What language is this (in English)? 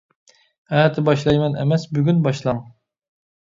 Uyghur